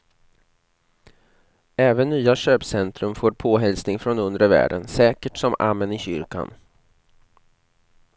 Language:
Swedish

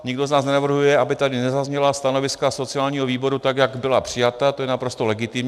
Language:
Czech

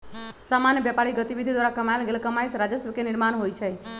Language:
Magahi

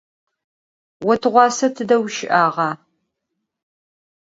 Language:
Adyghe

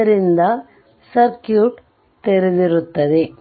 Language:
Kannada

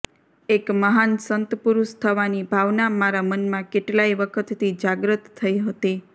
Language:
Gujarati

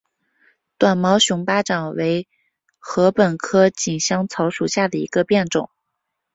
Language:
Chinese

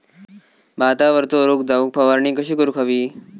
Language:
Marathi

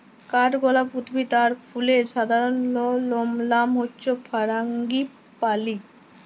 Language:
Bangla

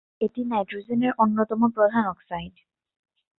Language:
Bangla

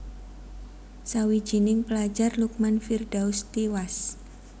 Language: Javanese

